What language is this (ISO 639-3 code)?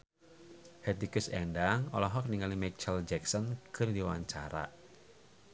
sun